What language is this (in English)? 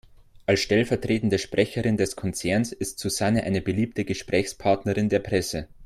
German